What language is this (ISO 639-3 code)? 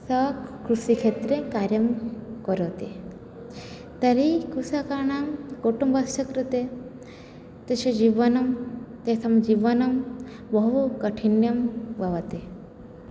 san